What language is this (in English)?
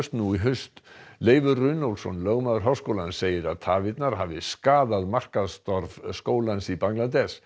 Icelandic